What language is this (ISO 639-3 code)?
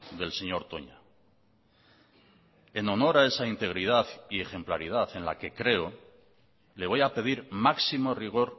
spa